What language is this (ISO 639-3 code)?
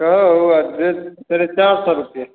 hin